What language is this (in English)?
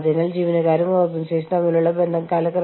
Malayalam